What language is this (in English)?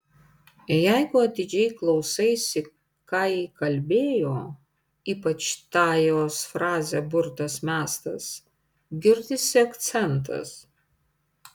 Lithuanian